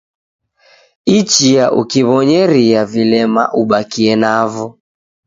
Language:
Taita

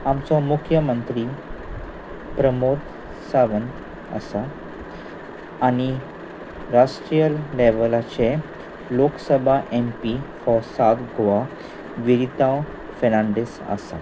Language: Konkani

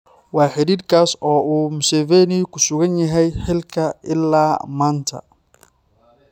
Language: Somali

